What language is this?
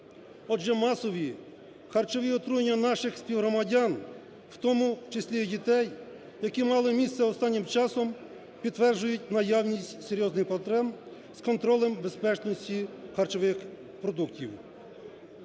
Ukrainian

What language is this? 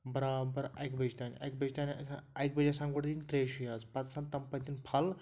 Kashmiri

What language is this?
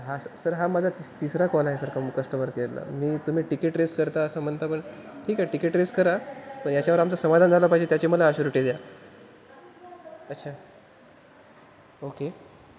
Marathi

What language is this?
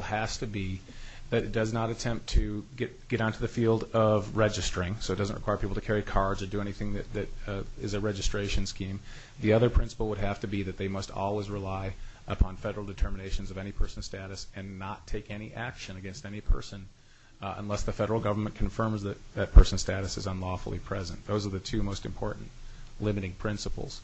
English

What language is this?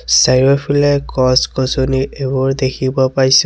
Assamese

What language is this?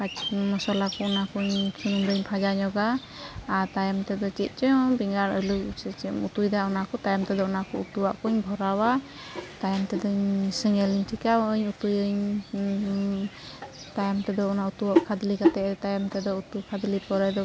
Santali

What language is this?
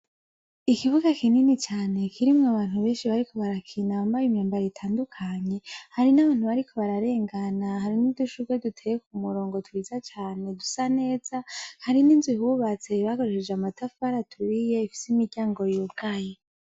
Rundi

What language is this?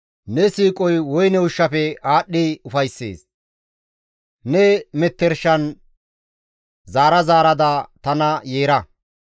Gamo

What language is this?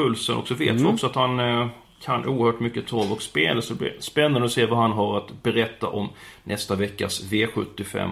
Swedish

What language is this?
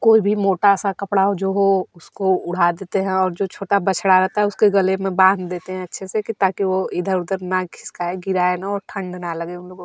Hindi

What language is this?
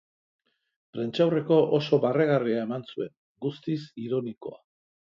Basque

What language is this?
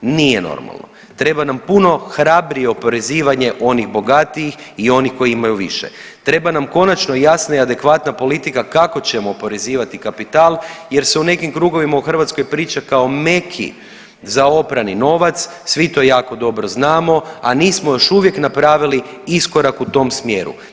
Croatian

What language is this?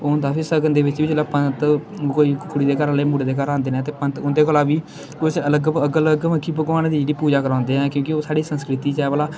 Dogri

